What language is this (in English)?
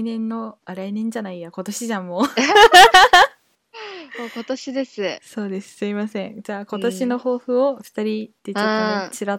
Japanese